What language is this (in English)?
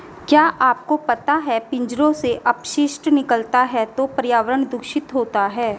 Hindi